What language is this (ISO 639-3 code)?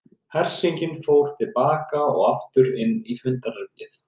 isl